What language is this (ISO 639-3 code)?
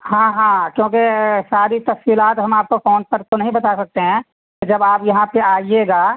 urd